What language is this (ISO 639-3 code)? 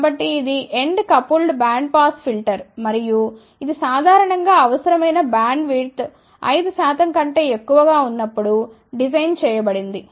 tel